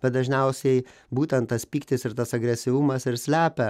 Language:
Lithuanian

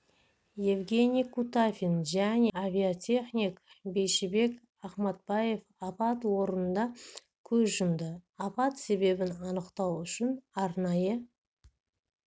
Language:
Kazakh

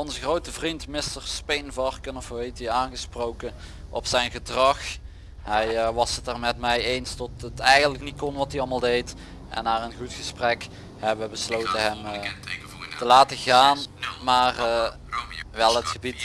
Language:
Dutch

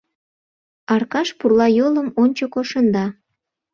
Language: Mari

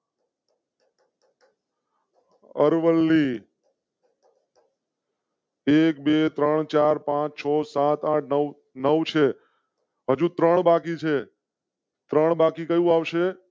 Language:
Gujarati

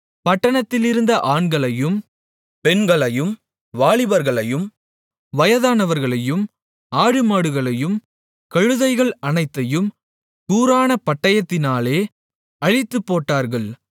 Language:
Tamil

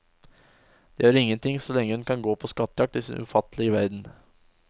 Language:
Norwegian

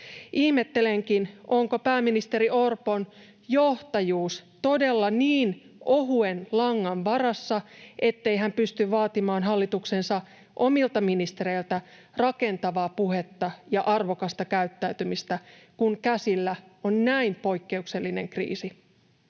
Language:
Finnish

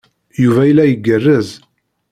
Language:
Kabyle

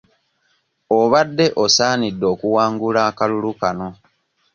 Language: Ganda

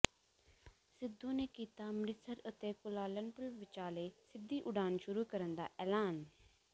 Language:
Punjabi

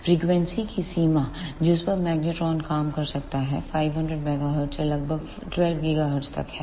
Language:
Hindi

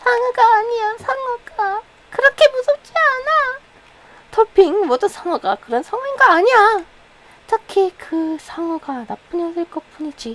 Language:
Korean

